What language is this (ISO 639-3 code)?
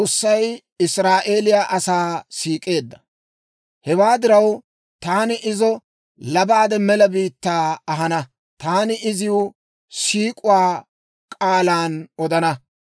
dwr